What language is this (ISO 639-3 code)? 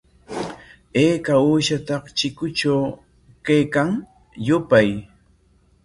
qwa